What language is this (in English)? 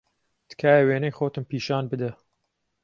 Central Kurdish